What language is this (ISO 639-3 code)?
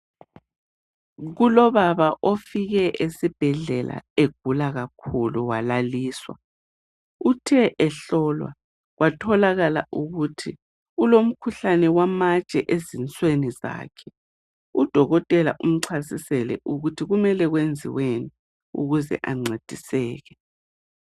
nde